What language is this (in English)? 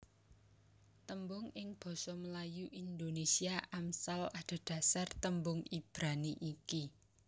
Javanese